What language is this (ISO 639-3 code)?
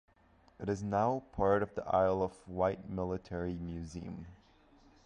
eng